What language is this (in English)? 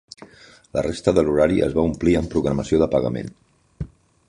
Catalan